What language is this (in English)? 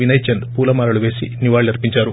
Telugu